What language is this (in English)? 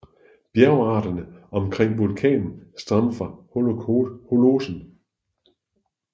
Danish